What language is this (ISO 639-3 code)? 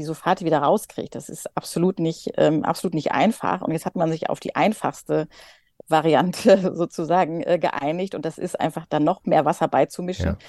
deu